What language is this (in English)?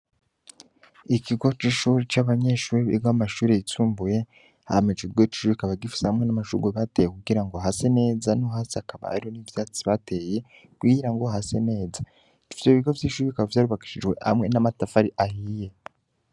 Rundi